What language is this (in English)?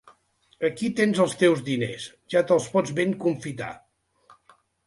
Catalan